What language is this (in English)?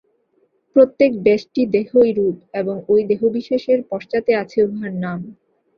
Bangla